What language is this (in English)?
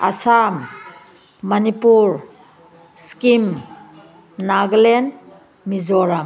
Manipuri